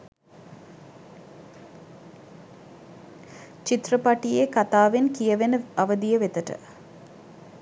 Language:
Sinhala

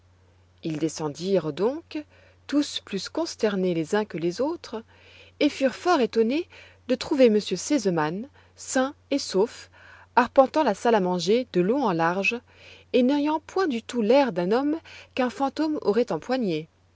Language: French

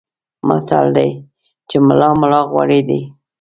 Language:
Pashto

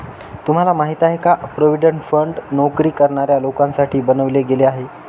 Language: Marathi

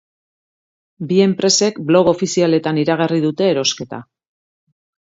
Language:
Basque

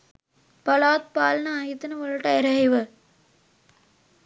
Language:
Sinhala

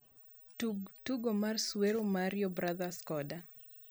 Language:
Luo (Kenya and Tanzania)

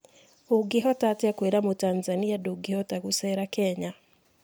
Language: Kikuyu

